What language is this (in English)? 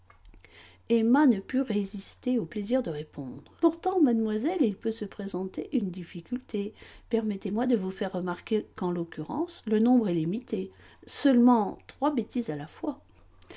French